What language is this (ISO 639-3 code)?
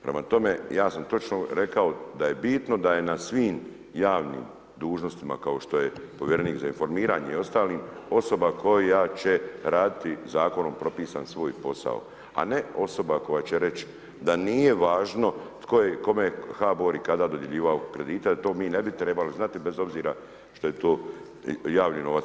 hrv